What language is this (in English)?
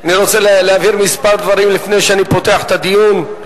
Hebrew